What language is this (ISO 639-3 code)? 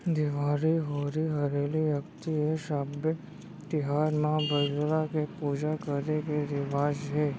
hne